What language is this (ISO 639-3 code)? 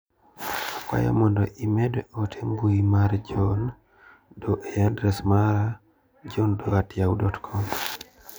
luo